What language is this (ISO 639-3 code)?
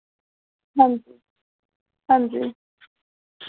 doi